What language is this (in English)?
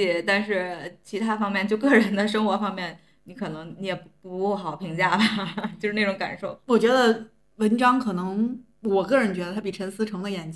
Chinese